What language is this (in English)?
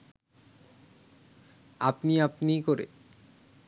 Bangla